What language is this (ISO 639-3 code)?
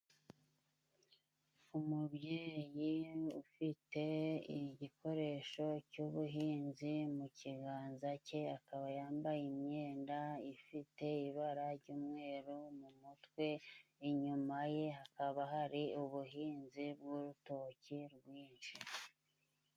kin